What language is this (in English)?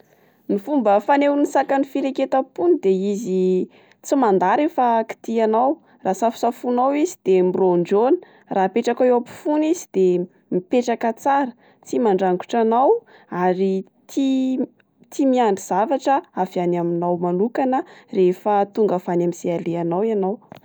Malagasy